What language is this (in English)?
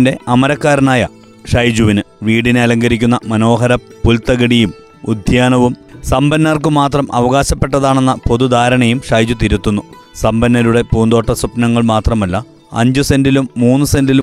Malayalam